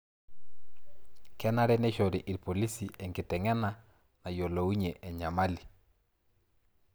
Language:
Masai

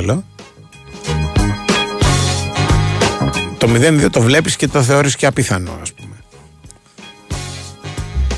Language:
Greek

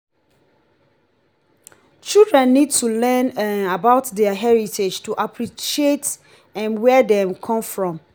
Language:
Nigerian Pidgin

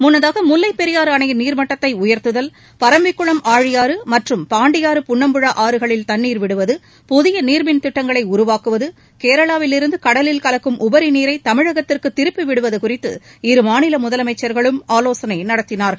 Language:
Tamil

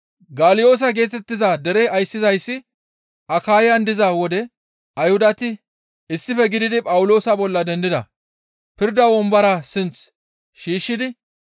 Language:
Gamo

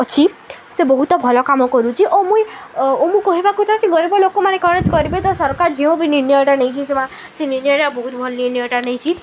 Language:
Odia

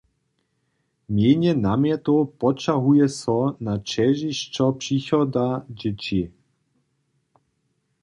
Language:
Upper Sorbian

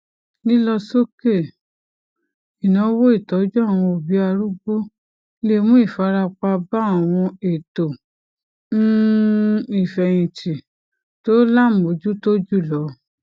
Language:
Yoruba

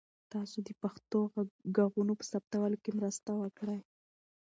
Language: Pashto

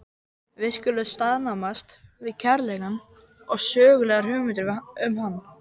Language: Icelandic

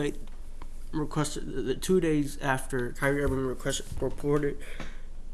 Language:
English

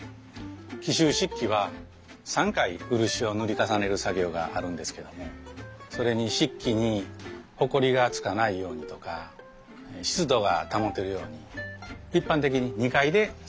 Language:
Japanese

